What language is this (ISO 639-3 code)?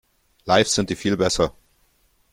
deu